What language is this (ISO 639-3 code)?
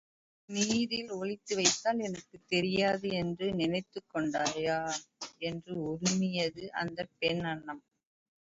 tam